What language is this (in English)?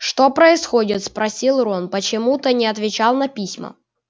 Russian